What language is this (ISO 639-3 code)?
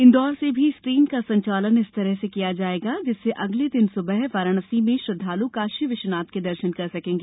hin